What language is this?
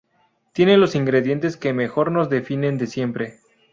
Spanish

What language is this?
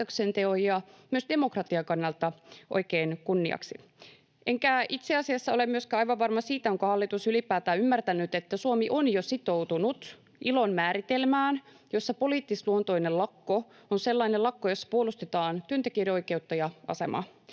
Finnish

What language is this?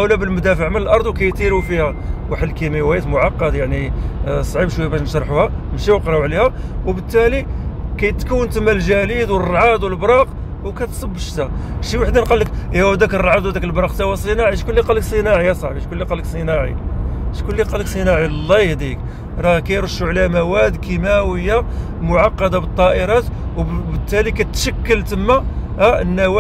Arabic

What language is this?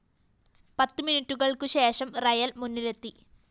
Malayalam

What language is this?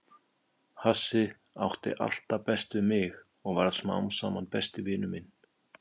Icelandic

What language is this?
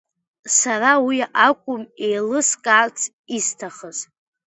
Abkhazian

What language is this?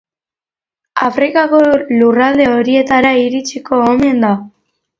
Basque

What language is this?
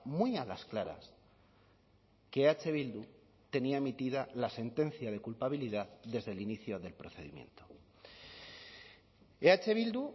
Spanish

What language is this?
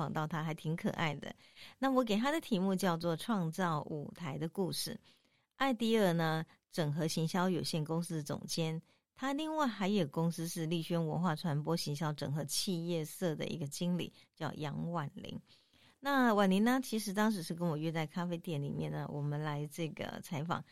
Chinese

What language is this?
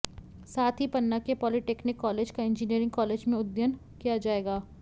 Hindi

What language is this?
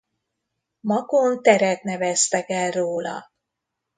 Hungarian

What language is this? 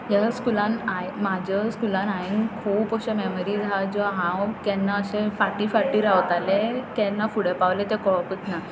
Konkani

